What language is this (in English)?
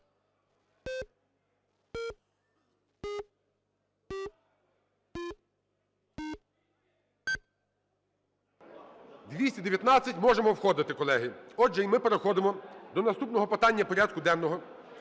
Ukrainian